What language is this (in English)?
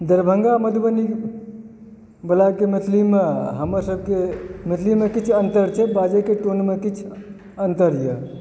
Maithili